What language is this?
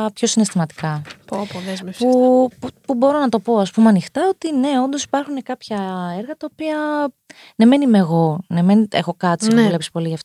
Greek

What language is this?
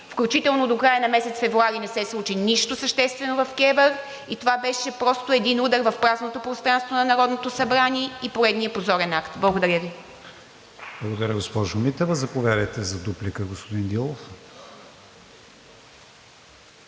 Bulgarian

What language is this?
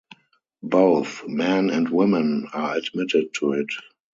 English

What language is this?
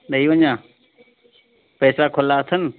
Sindhi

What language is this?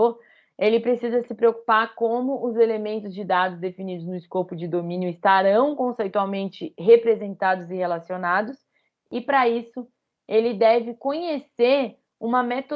Portuguese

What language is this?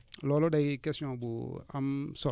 Wolof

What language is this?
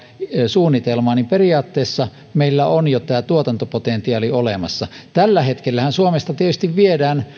Finnish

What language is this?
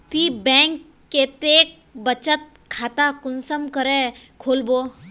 Magahi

